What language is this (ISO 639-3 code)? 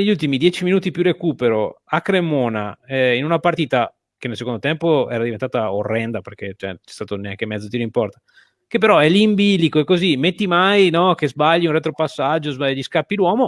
ita